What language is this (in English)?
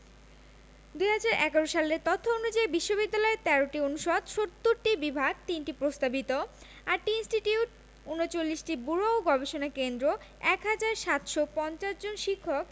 Bangla